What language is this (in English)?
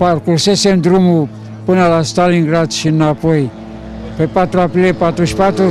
Romanian